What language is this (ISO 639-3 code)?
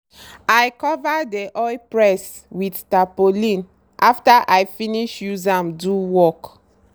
pcm